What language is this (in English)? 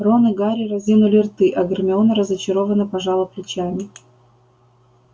Russian